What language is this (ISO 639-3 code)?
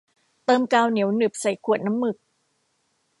tha